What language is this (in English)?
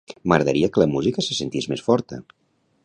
Catalan